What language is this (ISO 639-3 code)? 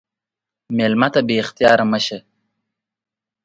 pus